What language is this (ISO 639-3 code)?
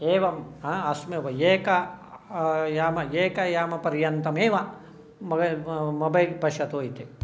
san